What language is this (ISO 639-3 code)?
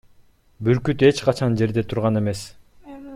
kir